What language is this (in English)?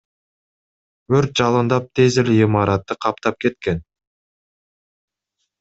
Kyrgyz